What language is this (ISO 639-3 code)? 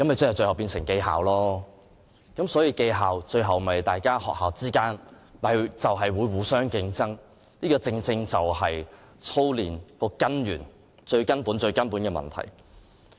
yue